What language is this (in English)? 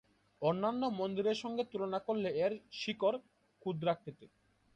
Bangla